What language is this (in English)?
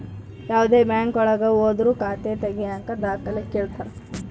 Kannada